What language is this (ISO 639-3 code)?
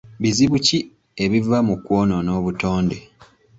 lug